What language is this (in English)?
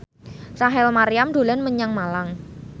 Javanese